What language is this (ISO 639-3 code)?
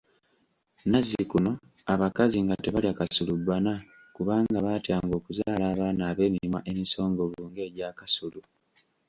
lug